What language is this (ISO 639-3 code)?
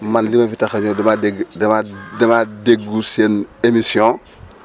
wol